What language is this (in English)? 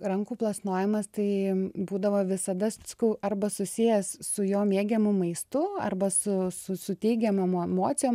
Lithuanian